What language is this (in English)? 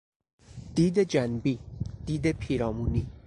Persian